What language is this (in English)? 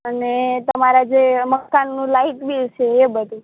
Gujarati